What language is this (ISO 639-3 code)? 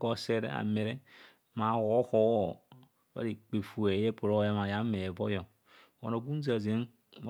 bcs